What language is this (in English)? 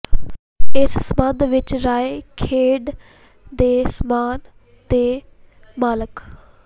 Punjabi